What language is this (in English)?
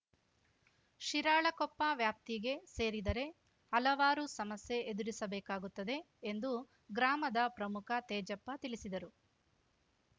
Kannada